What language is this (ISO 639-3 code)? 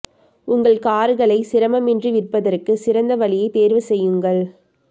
tam